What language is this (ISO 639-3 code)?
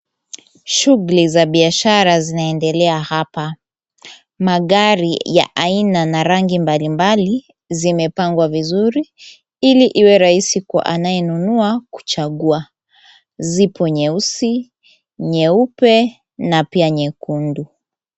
swa